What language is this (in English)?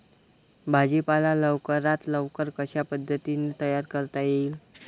Marathi